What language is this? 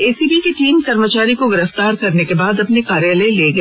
Hindi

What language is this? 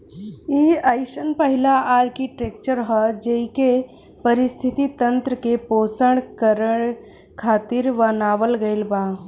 Bhojpuri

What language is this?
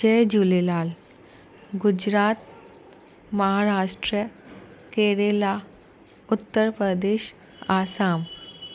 Sindhi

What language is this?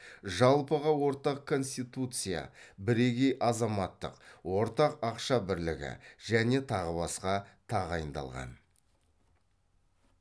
Kazakh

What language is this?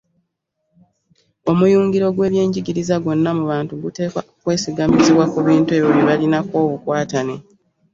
Ganda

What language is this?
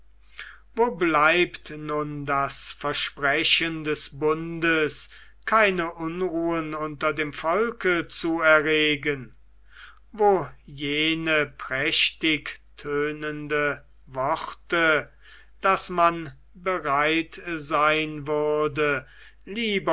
German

